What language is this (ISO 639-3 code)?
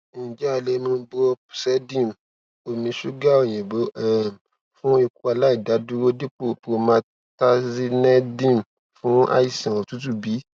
yor